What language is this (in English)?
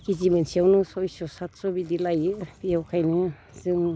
Bodo